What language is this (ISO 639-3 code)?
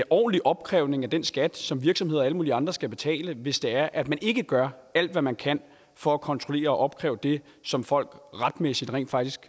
dan